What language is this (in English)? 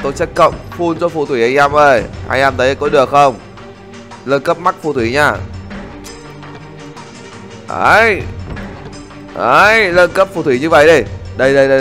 Vietnamese